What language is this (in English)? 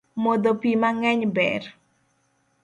Luo (Kenya and Tanzania)